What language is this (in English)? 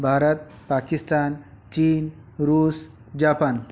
Hindi